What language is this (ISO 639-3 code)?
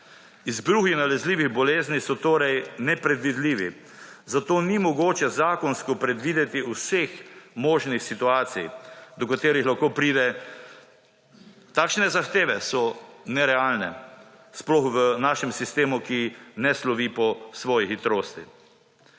slv